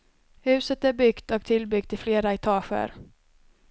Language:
Swedish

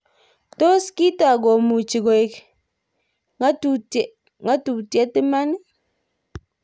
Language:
Kalenjin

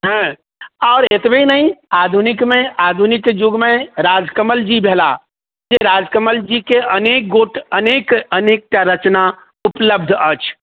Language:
Maithili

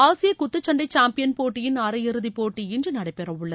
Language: Tamil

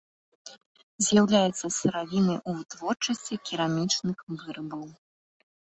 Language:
Belarusian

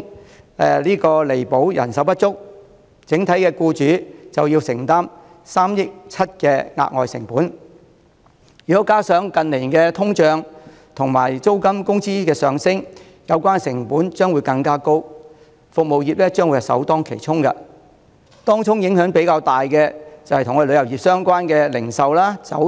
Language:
Cantonese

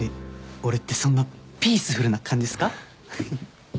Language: Japanese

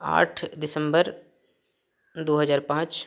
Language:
Maithili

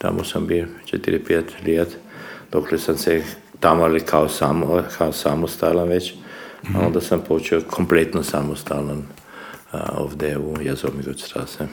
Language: Croatian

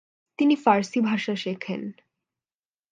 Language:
Bangla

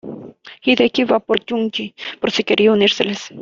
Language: Spanish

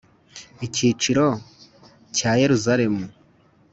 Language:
Kinyarwanda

